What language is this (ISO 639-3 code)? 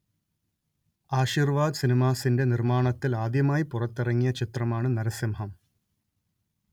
mal